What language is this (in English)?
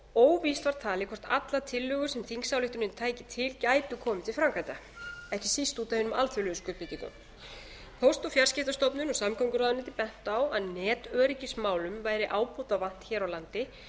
Icelandic